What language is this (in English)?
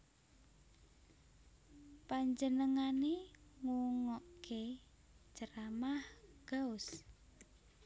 Javanese